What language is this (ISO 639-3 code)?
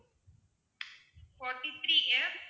tam